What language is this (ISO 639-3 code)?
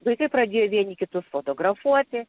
lit